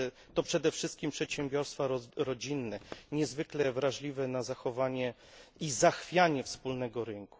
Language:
Polish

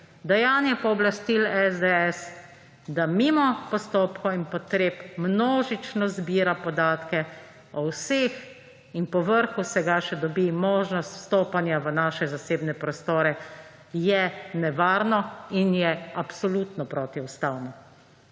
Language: Slovenian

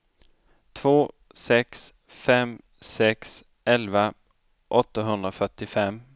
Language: Swedish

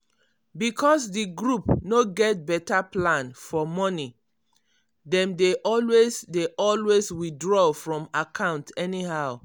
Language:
Nigerian Pidgin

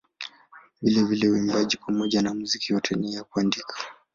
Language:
Swahili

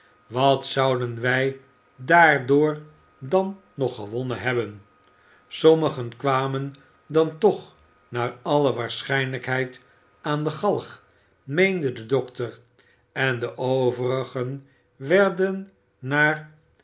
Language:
Dutch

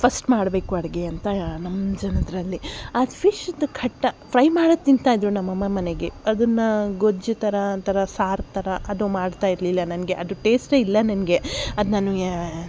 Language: Kannada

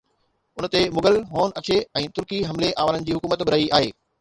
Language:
Sindhi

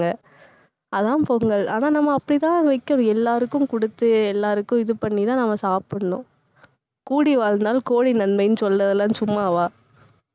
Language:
Tamil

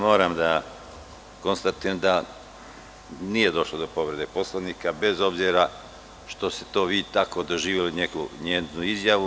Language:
Serbian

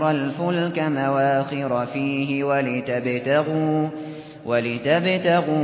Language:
Arabic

